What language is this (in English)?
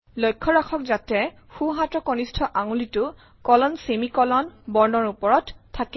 Assamese